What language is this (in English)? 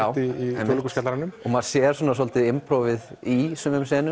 Icelandic